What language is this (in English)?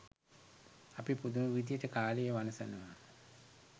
Sinhala